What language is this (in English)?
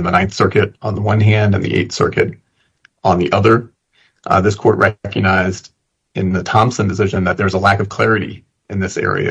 English